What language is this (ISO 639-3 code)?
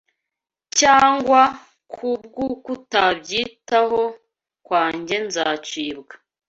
kin